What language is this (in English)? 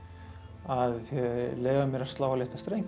Icelandic